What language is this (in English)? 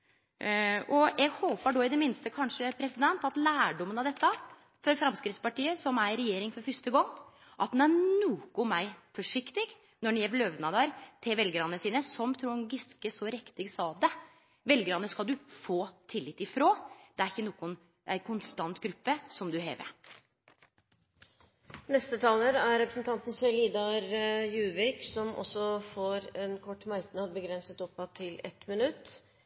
Norwegian